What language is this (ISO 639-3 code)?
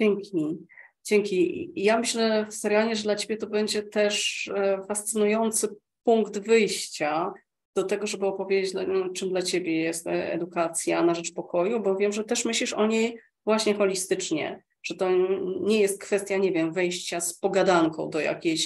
pol